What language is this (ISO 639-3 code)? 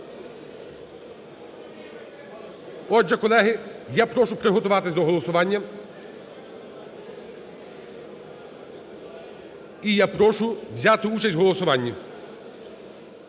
ukr